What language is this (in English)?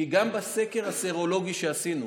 Hebrew